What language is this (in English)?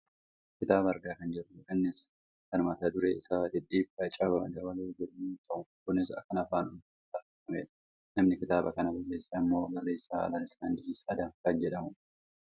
Oromo